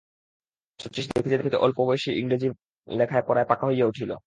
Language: Bangla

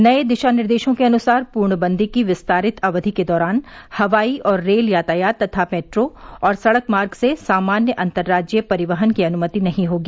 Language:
Hindi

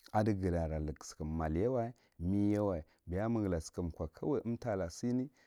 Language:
Marghi Central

